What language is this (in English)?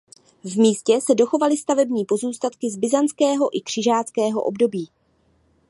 Czech